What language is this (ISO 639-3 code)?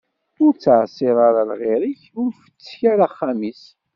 kab